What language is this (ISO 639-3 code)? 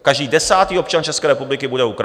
ces